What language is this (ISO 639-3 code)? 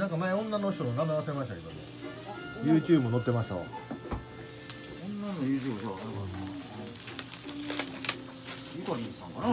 jpn